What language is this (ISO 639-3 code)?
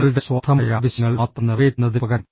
mal